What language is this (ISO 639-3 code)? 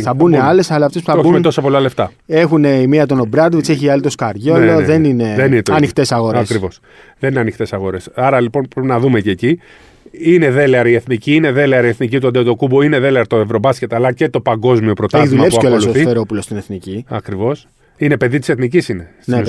ell